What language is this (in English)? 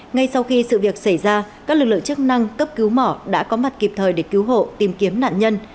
Vietnamese